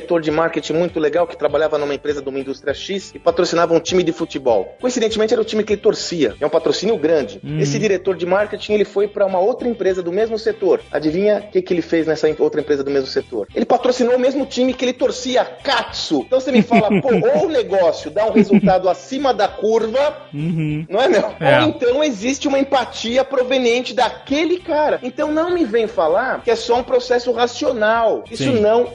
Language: Portuguese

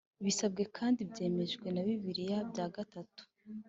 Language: Kinyarwanda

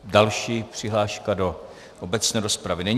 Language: Czech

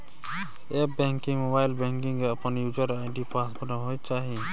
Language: Maithili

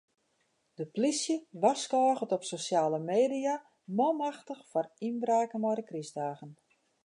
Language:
Western Frisian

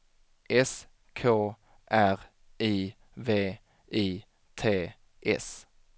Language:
Swedish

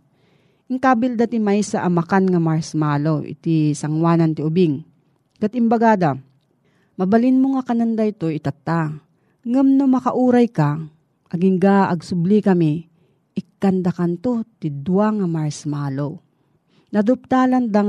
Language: Filipino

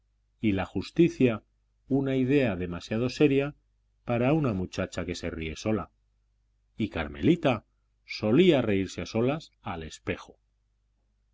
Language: Spanish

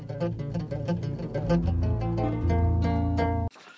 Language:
Fula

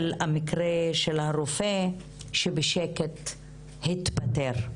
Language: Hebrew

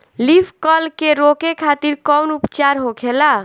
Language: Bhojpuri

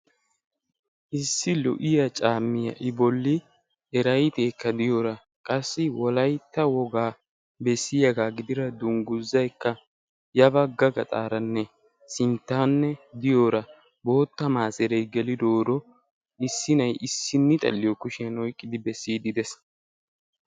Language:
Wolaytta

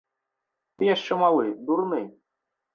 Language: Belarusian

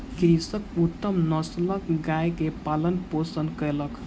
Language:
Maithili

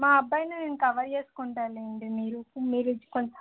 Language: Telugu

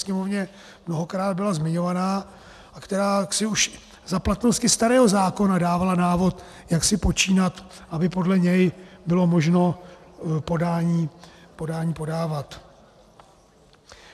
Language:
Czech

